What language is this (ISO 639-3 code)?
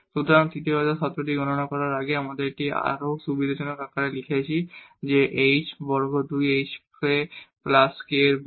ben